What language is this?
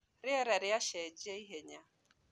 Kikuyu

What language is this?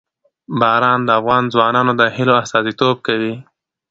Pashto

